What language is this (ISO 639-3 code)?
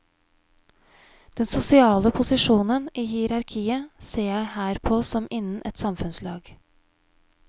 nor